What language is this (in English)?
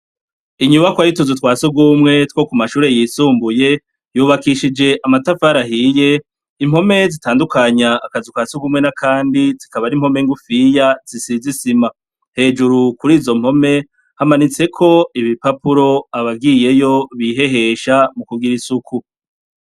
Rundi